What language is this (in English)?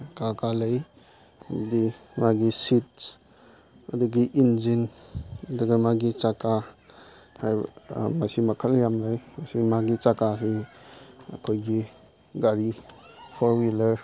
Manipuri